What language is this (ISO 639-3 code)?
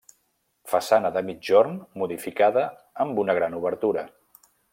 cat